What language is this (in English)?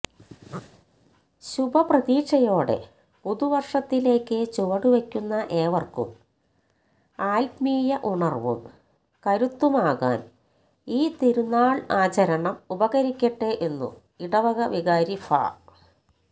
Malayalam